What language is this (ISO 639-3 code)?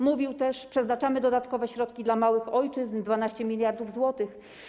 pol